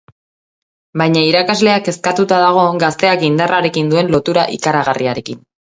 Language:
Basque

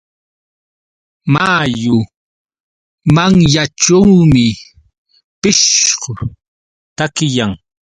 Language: Yauyos Quechua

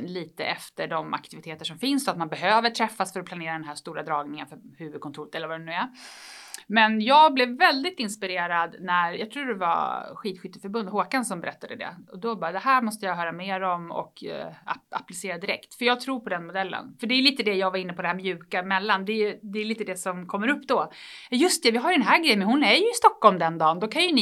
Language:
Swedish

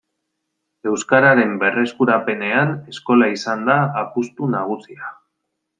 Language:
Basque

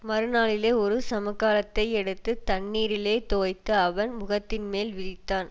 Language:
Tamil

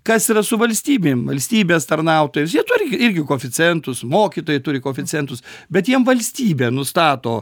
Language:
Lithuanian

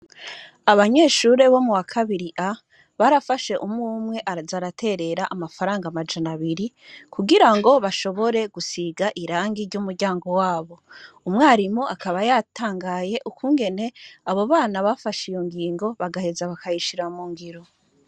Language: Rundi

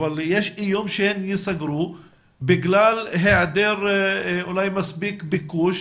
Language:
Hebrew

